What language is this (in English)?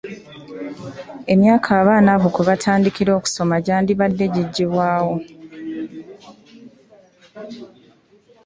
Ganda